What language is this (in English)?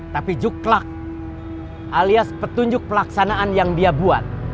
Indonesian